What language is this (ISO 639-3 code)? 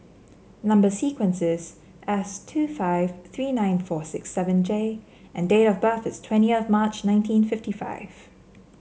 eng